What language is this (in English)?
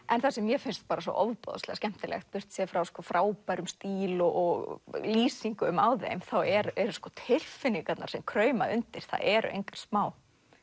Icelandic